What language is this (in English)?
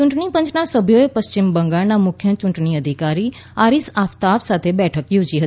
Gujarati